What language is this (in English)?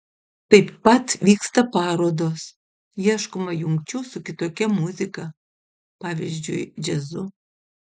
Lithuanian